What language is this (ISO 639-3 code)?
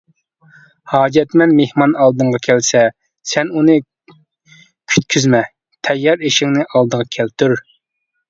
uig